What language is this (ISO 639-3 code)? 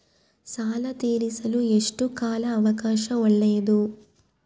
kan